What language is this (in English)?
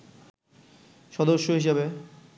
Bangla